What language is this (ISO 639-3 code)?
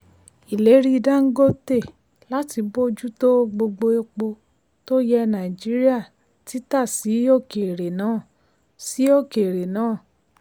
yor